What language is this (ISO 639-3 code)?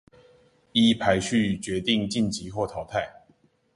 zho